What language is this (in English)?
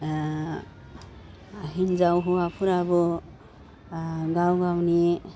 Bodo